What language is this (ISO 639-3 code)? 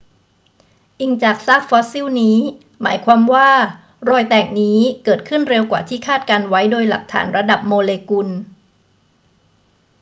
tha